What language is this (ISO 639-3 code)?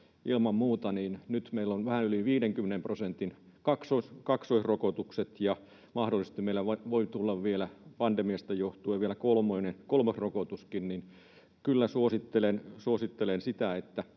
fin